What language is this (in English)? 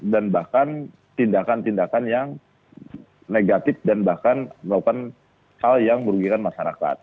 Indonesian